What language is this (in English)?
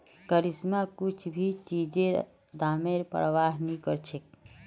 Magahi